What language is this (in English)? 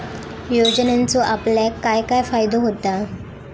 Marathi